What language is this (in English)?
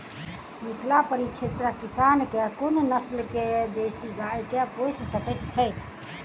Maithili